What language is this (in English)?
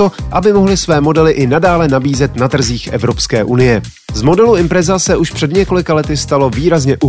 Czech